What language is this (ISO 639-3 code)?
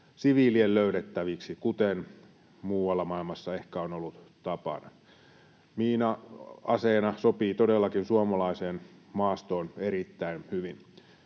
fin